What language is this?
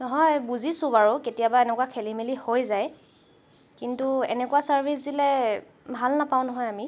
Assamese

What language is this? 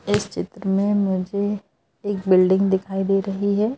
Hindi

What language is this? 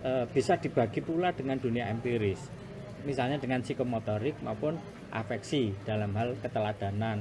Indonesian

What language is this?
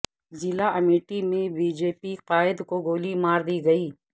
Urdu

